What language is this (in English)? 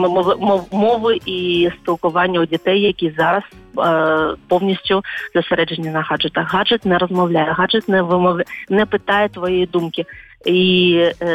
Ukrainian